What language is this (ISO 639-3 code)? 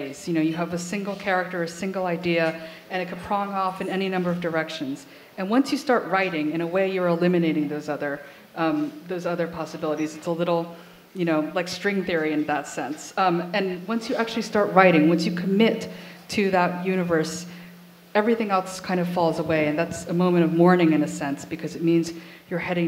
eng